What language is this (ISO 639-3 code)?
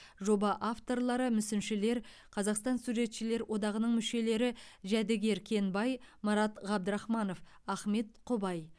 kaz